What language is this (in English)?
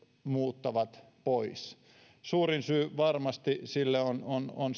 Finnish